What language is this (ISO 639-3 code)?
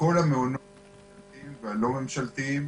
heb